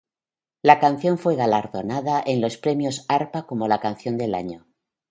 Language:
Spanish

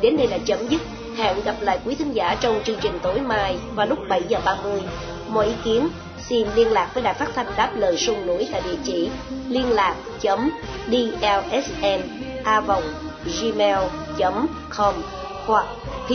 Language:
Vietnamese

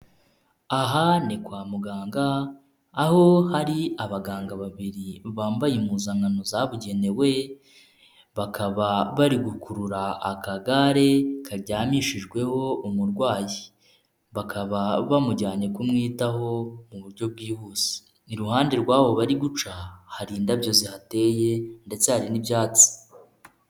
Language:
Kinyarwanda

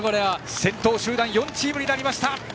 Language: Japanese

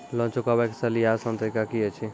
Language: Maithili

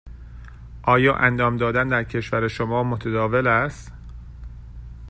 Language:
Persian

